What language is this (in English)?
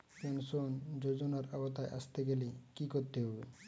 Bangla